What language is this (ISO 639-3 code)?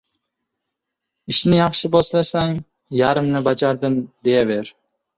uzb